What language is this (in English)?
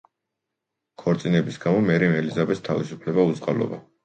Georgian